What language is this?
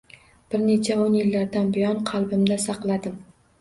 Uzbek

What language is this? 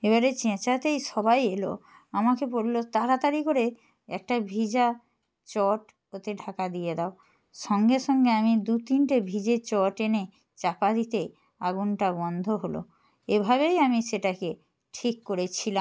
Bangla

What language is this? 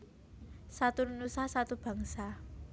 Javanese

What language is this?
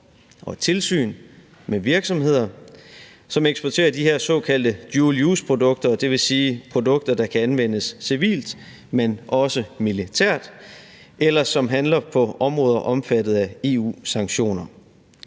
Danish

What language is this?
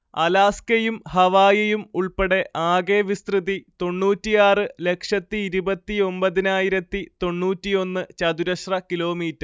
Malayalam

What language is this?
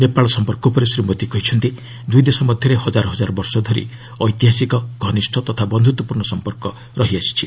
Odia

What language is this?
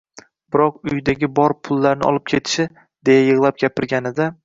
Uzbek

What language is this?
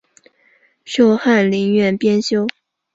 Chinese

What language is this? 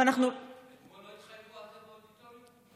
Hebrew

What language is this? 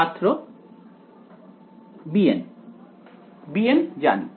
Bangla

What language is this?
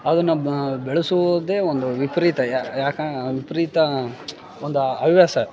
Kannada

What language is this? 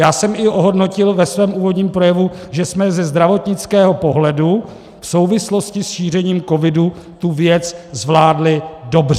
Czech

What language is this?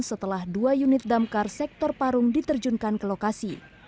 Indonesian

